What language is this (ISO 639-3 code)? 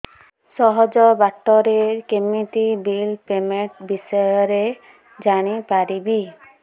ori